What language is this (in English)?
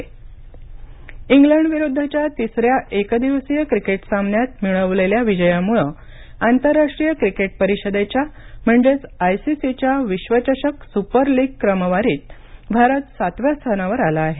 Marathi